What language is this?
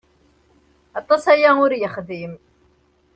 Kabyle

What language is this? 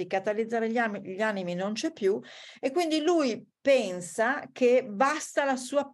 Italian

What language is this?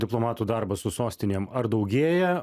Lithuanian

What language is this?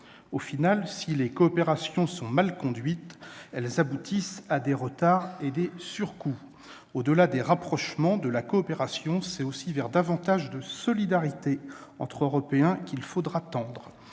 French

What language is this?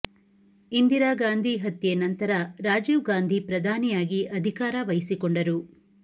Kannada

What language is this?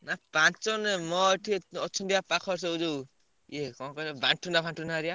Odia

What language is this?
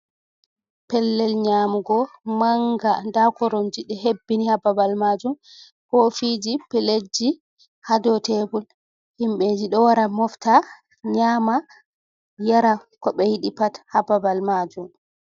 Fula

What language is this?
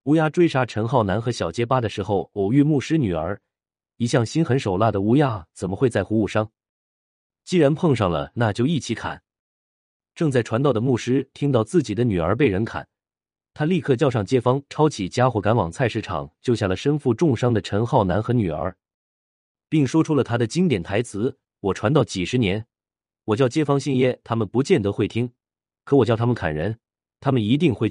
Chinese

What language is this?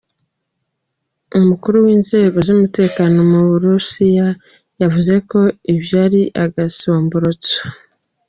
Kinyarwanda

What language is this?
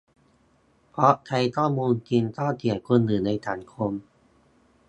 Thai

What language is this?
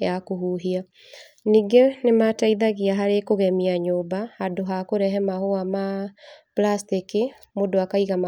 Kikuyu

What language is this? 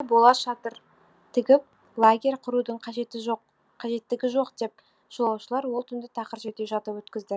Kazakh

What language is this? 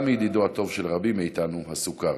Hebrew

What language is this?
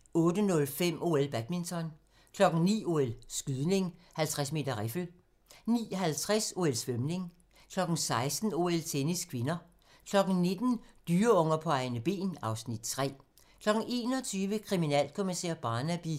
Danish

